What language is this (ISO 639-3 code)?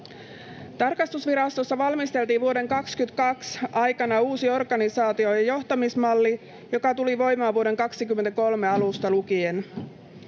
fin